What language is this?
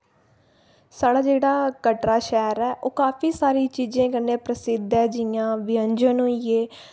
Dogri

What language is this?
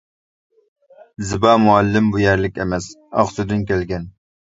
Uyghur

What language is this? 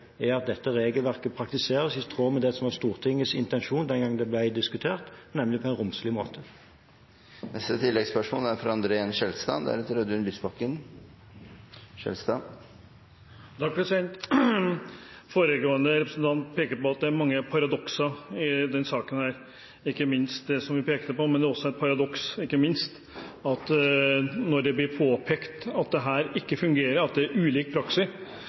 Norwegian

